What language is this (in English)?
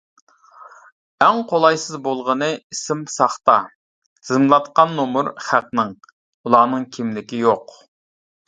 Uyghur